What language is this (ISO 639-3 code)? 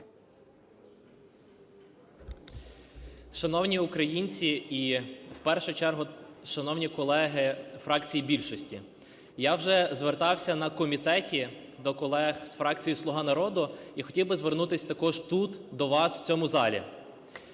ukr